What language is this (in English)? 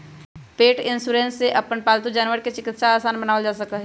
Magahi